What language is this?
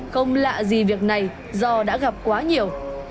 Vietnamese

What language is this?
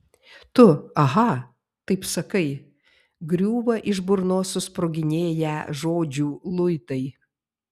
Lithuanian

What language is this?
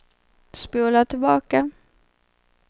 Swedish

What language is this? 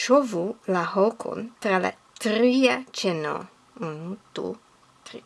Esperanto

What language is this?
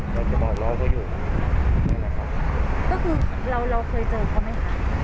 Thai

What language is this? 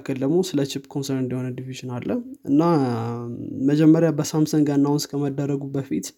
Amharic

